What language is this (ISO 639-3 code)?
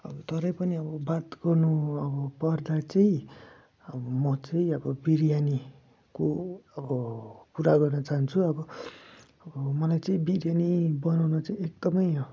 nep